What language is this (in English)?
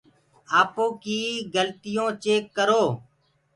Gurgula